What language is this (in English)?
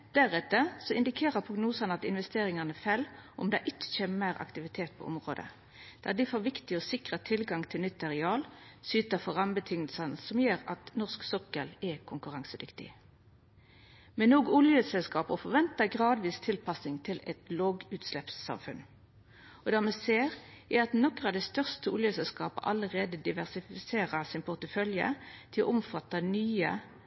Norwegian Nynorsk